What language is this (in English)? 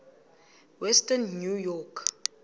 Xhosa